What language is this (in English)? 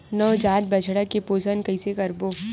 Chhattisgarhi